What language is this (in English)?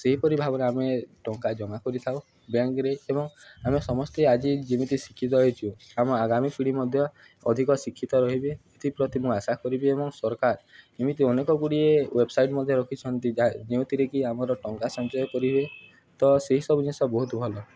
Odia